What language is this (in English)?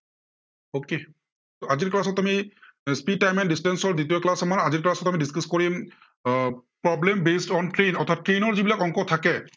Assamese